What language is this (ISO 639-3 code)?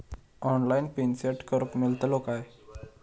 mar